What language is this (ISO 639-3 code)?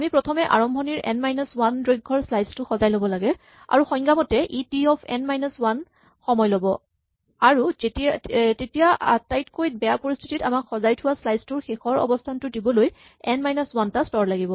asm